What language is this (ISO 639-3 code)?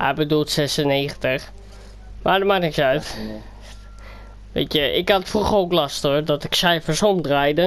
nld